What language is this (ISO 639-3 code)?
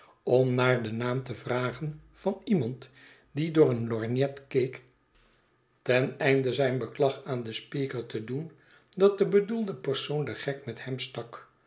nld